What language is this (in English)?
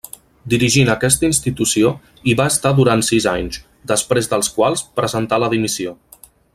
Catalan